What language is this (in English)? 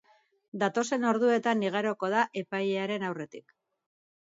Basque